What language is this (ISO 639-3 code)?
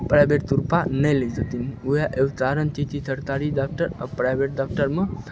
mai